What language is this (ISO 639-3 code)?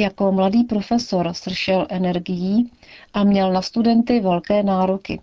ces